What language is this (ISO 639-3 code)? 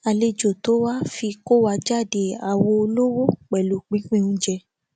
yor